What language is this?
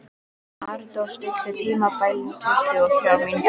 Icelandic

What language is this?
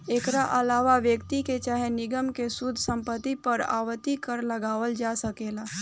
Bhojpuri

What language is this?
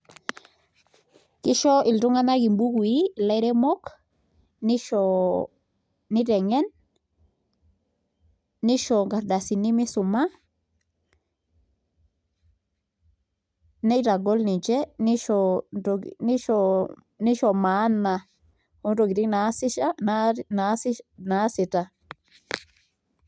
Masai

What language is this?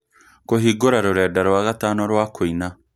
Kikuyu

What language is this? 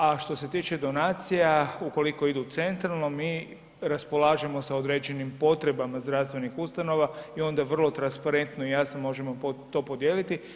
Croatian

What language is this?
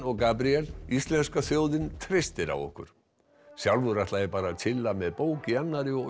Icelandic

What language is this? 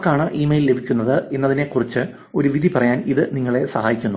Malayalam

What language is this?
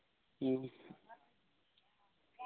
Santali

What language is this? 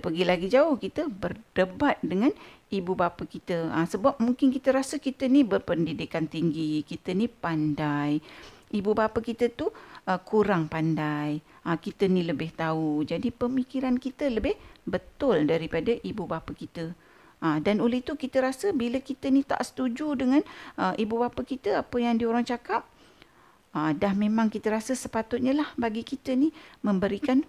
Malay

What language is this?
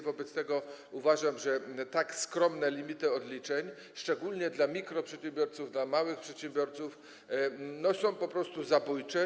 Polish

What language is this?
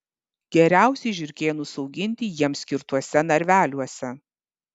Lithuanian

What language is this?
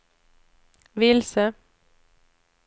Swedish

